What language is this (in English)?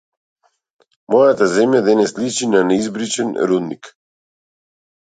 Macedonian